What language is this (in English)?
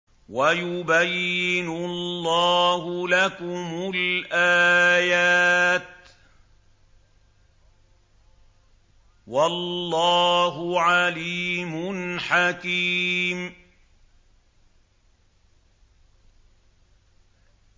Arabic